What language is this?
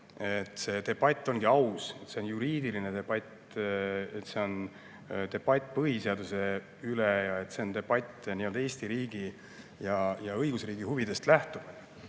Estonian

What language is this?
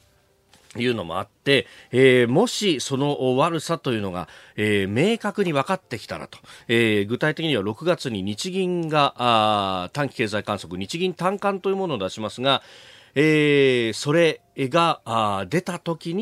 Japanese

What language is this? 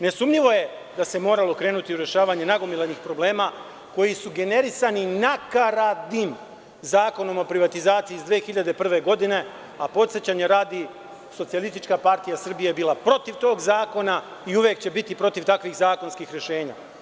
Serbian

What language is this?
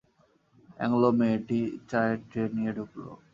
Bangla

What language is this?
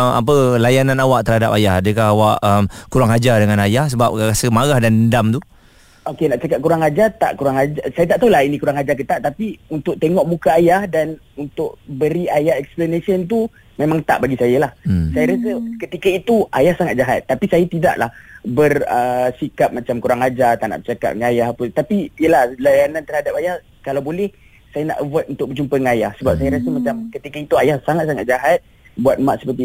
Malay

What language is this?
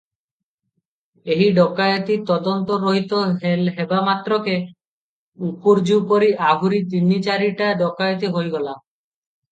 Odia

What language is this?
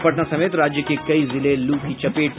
Hindi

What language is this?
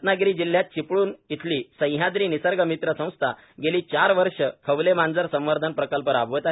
Marathi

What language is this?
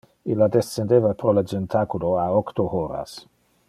Interlingua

